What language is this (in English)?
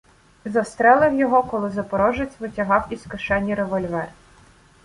Ukrainian